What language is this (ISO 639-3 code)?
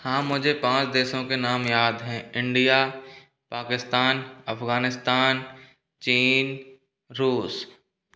hin